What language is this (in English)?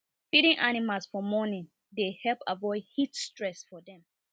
Nigerian Pidgin